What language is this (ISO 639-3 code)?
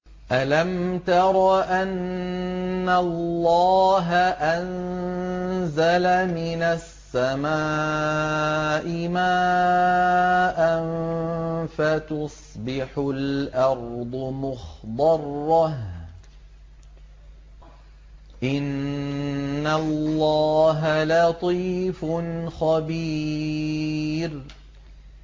ara